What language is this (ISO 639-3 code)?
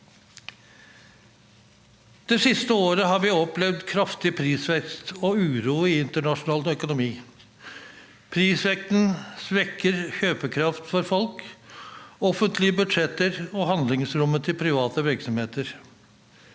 nor